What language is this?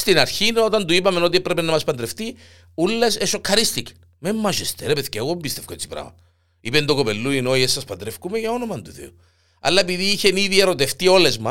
Greek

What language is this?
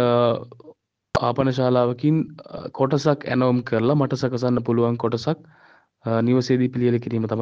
Sinhala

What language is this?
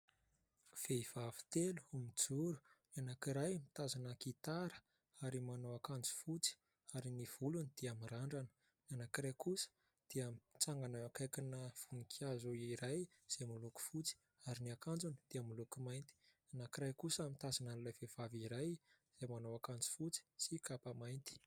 Malagasy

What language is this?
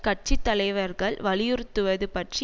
Tamil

